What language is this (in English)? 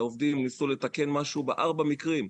Hebrew